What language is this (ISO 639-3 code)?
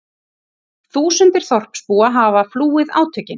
isl